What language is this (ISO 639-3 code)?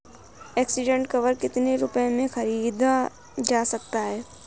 hin